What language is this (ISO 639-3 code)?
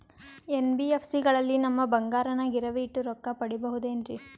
kan